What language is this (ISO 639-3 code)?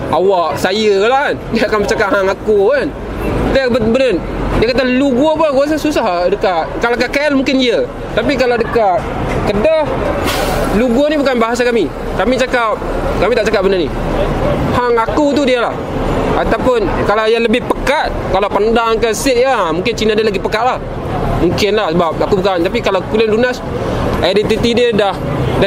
msa